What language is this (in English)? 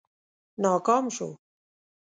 Pashto